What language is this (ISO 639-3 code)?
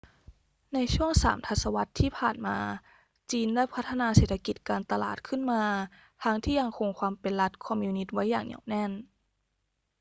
tha